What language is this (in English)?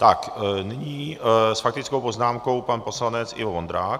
Czech